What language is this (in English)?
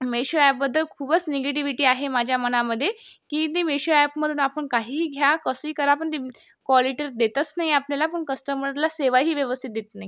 Marathi